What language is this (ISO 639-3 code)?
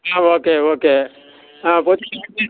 tel